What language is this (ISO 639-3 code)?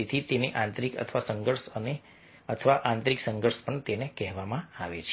guj